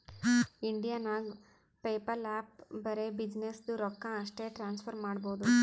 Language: Kannada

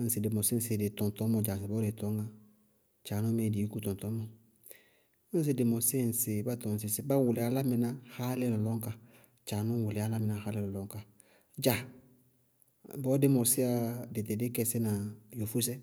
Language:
Bago-Kusuntu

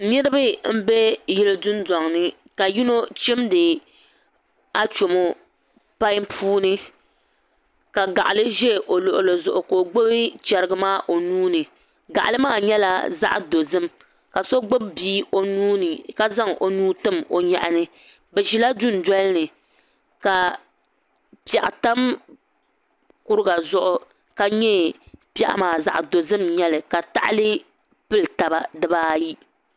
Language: Dagbani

